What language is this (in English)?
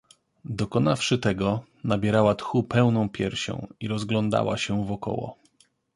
Polish